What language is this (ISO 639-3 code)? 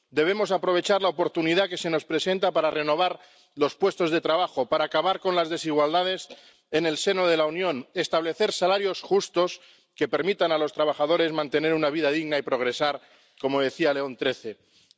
spa